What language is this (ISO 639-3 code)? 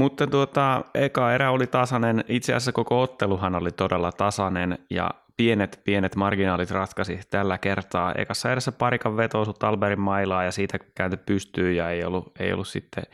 fin